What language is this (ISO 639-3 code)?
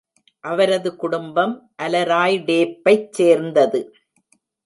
tam